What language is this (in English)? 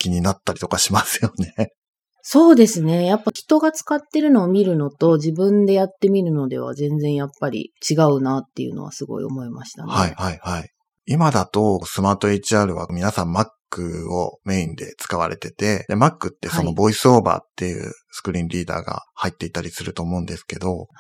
Japanese